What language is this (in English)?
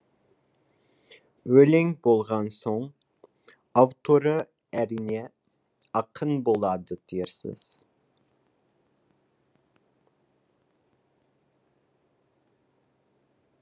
Kazakh